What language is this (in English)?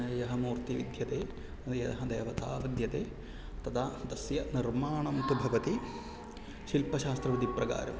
Sanskrit